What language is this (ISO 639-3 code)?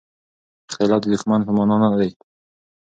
pus